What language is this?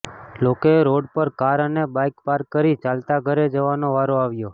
Gujarati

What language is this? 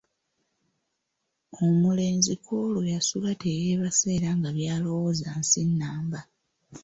Ganda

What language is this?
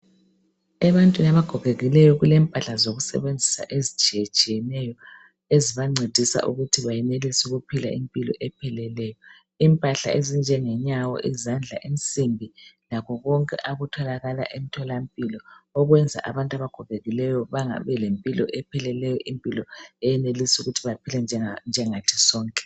North Ndebele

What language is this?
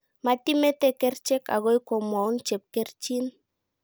Kalenjin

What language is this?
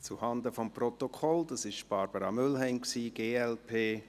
Swiss German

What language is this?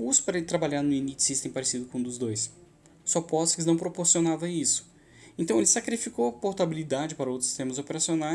Portuguese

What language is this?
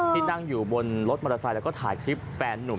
Thai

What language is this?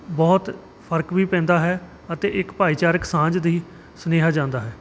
Punjabi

